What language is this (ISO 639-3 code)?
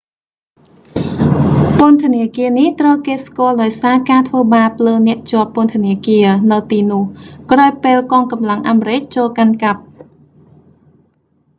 khm